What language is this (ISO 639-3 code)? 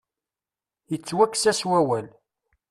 kab